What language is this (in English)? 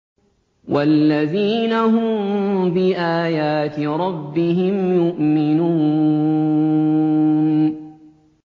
Arabic